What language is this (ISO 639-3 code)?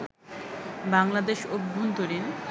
ben